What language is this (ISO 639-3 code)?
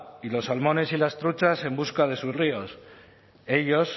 spa